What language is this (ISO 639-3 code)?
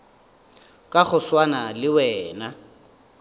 nso